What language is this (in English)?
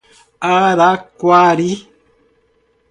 Portuguese